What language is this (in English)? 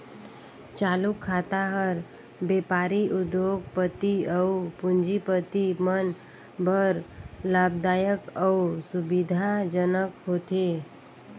Chhattisgarhi